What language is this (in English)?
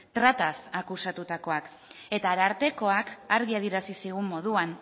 Basque